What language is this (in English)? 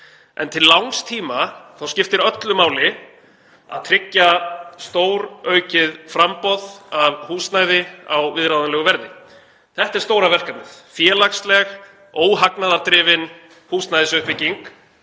Icelandic